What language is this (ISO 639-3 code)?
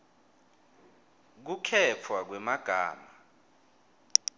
ssw